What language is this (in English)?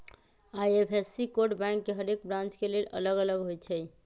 Magahi